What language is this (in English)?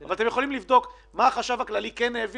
Hebrew